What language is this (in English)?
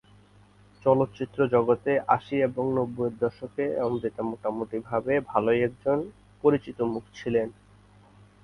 Bangla